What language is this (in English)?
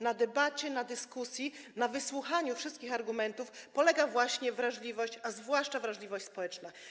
Polish